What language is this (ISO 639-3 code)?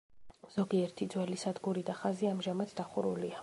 kat